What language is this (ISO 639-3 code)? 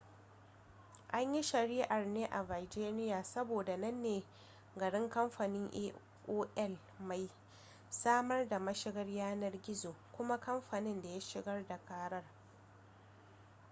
hau